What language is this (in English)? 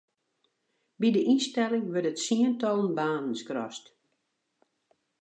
Western Frisian